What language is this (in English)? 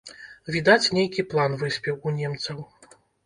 Belarusian